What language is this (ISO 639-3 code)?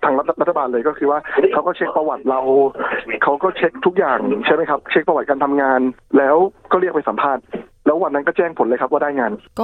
tha